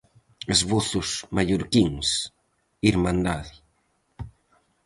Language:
Galician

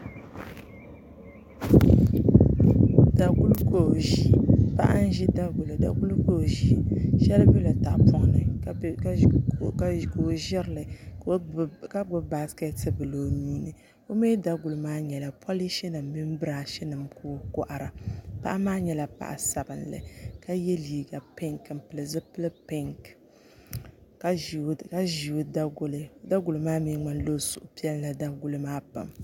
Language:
Dagbani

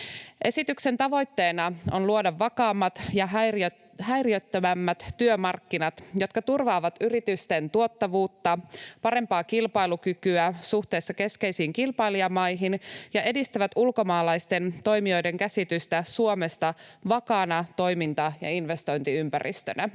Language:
Finnish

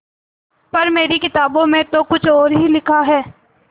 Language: Hindi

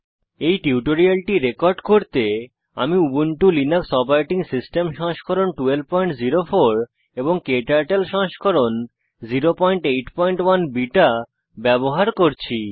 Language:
Bangla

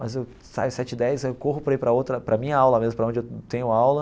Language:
Portuguese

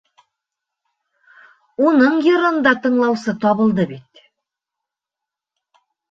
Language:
Bashkir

